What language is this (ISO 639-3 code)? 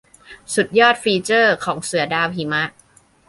tha